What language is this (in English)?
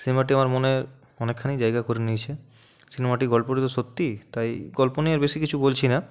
Bangla